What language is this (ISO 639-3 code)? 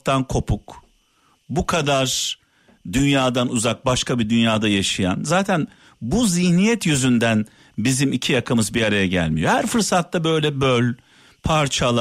tur